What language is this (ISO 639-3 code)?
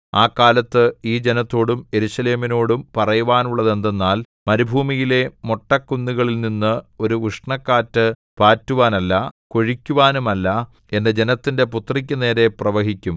mal